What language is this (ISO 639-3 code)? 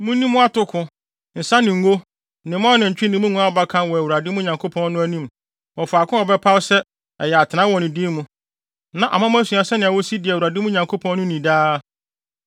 aka